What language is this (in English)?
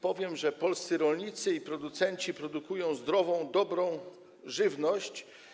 Polish